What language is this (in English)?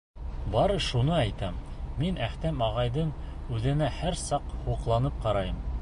Bashkir